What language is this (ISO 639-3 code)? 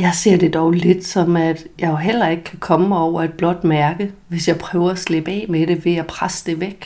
dan